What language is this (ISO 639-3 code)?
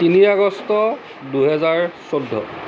asm